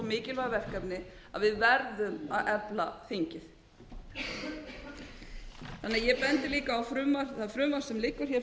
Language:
Icelandic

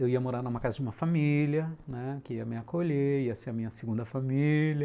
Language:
Portuguese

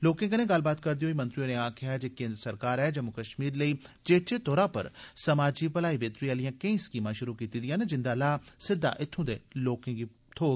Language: Dogri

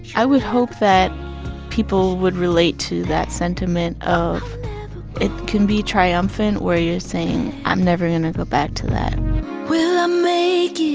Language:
English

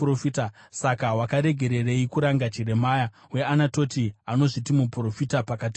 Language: Shona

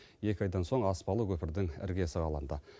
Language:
Kazakh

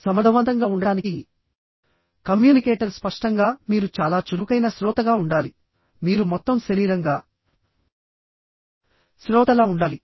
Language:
Telugu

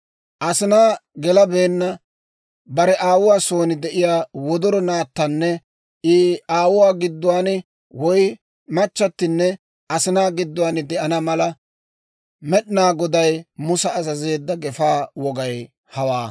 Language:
Dawro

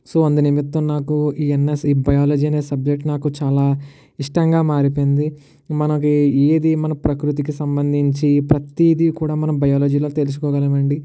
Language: Telugu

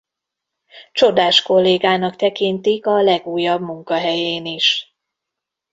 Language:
Hungarian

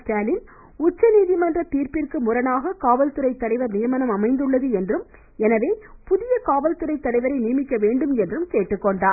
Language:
Tamil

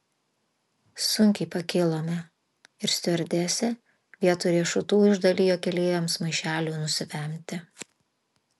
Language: Lithuanian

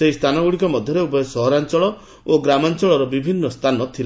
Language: Odia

